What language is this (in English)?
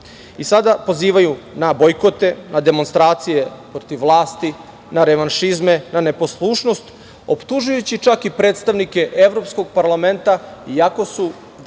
Serbian